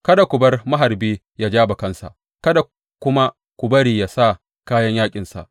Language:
Hausa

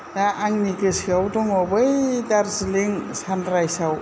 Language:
Bodo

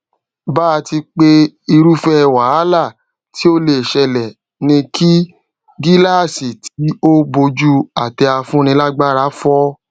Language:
Yoruba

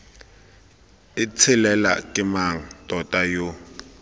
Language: Tswana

